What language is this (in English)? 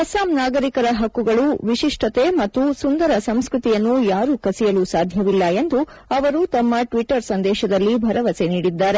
Kannada